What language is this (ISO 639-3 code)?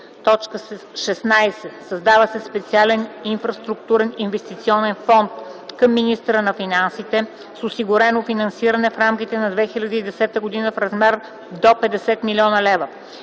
bul